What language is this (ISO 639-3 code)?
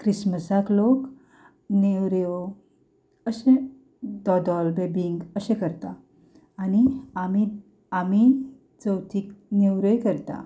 kok